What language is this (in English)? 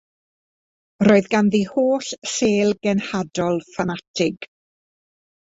Welsh